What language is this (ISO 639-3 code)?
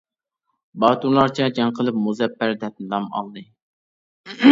uig